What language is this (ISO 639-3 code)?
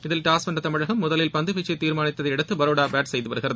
tam